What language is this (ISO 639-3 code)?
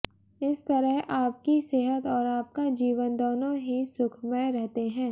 hin